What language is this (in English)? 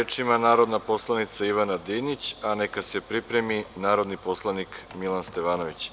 Serbian